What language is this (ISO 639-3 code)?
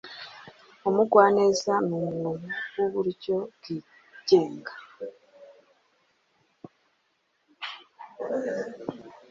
kin